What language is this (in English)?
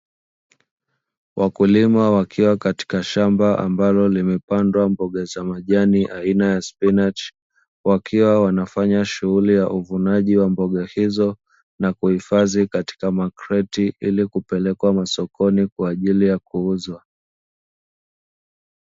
Swahili